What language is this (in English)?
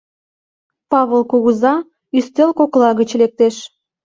Mari